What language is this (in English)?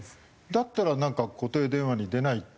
Japanese